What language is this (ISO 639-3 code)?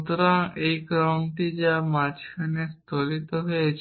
ben